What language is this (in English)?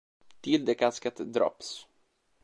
Italian